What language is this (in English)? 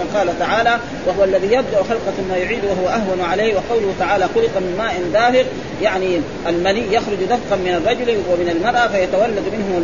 Arabic